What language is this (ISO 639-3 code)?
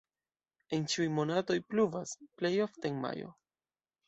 epo